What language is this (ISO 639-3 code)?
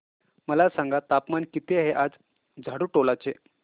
mar